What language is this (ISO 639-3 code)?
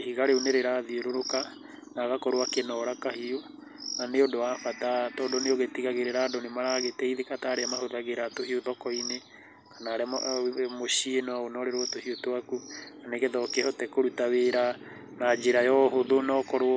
kik